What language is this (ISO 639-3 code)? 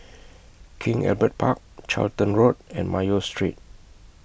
eng